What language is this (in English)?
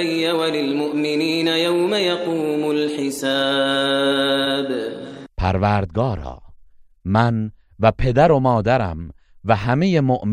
Persian